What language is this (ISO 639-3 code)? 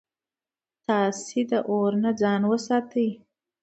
pus